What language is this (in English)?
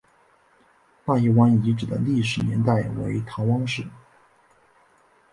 Chinese